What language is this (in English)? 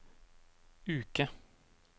Norwegian